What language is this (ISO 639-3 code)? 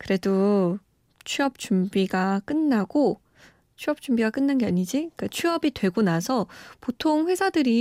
kor